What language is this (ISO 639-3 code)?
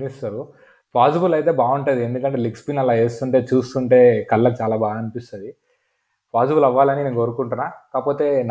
tel